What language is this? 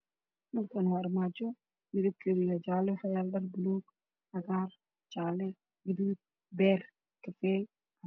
Somali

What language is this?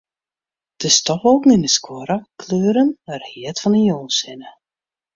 Western Frisian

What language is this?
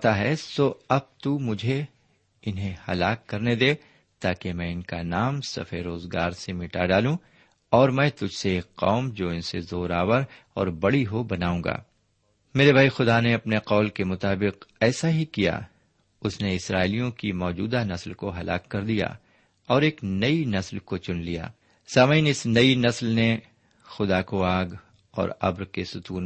Urdu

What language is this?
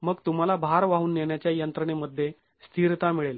Marathi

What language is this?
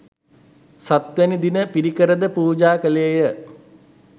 Sinhala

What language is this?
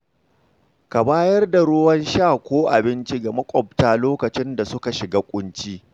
Hausa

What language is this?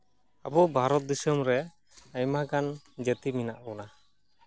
Santali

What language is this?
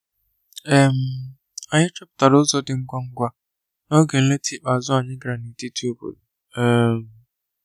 Igbo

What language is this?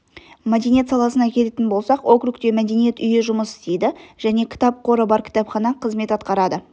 Kazakh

